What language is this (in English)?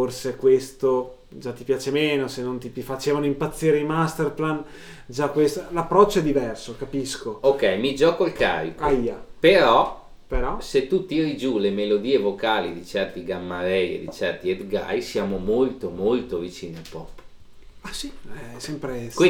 Italian